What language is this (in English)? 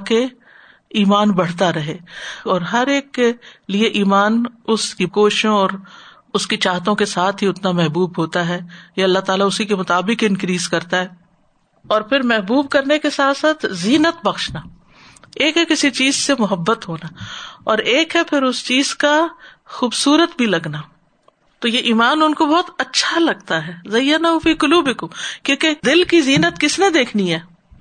Urdu